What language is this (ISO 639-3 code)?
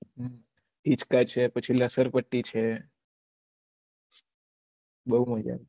guj